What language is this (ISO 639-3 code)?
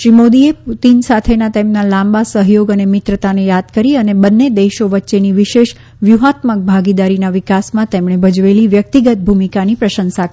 guj